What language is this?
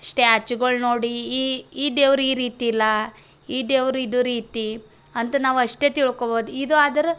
Kannada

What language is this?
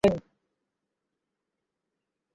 Bangla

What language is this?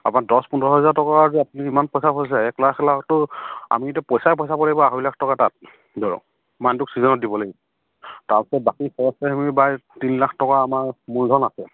Assamese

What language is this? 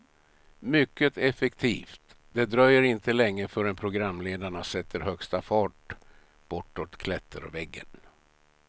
Swedish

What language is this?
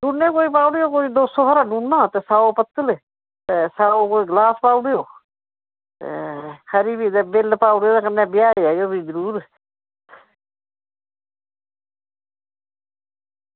Dogri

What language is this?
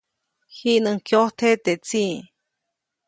Copainalá Zoque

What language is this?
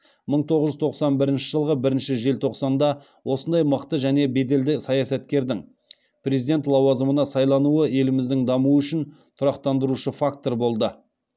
Kazakh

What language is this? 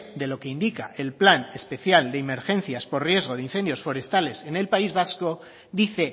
Spanish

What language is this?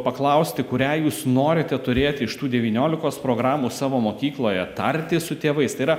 Lithuanian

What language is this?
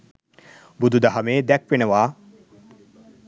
Sinhala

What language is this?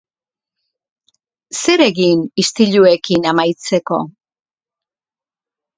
Basque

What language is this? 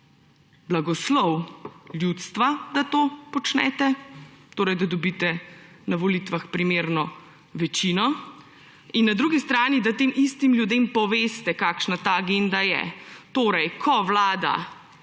Slovenian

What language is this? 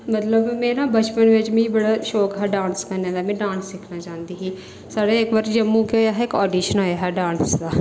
Dogri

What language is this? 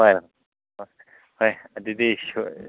Manipuri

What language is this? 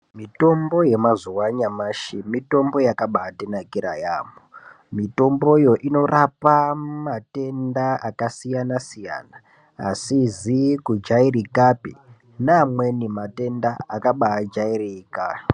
Ndau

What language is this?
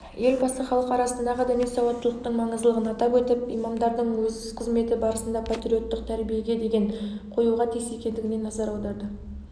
Kazakh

